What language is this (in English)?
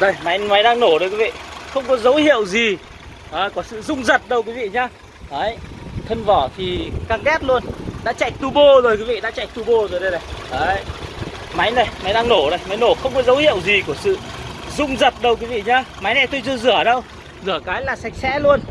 Vietnamese